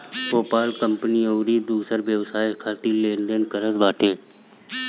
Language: Bhojpuri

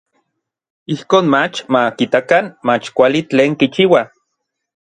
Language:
Orizaba Nahuatl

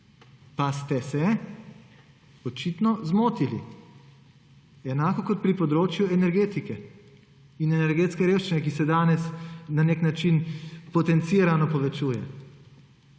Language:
Slovenian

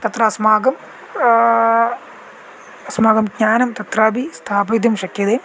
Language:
Sanskrit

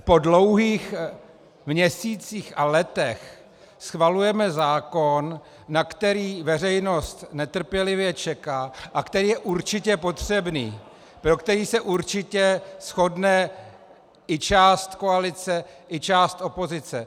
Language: Czech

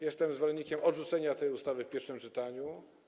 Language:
Polish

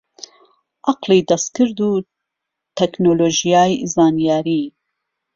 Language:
Central Kurdish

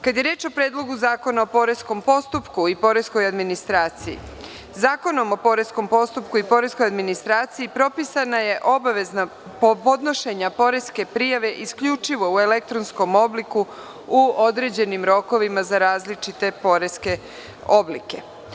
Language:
Serbian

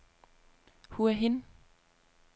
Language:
Danish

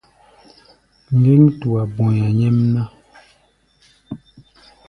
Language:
Gbaya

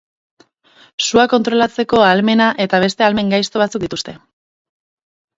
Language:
Basque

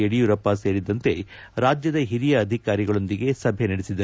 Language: Kannada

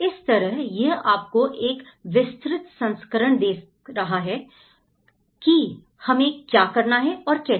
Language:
Hindi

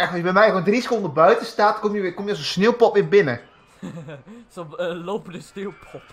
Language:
Dutch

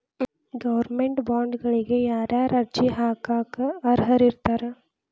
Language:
Kannada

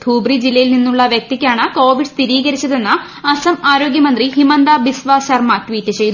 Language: Malayalam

